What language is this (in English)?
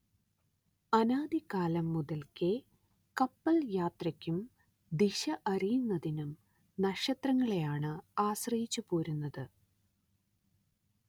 Malayalam